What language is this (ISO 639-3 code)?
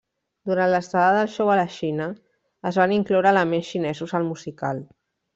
cat